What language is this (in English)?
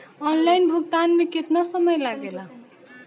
Bhojpuri